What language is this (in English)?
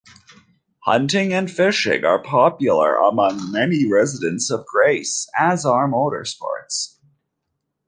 English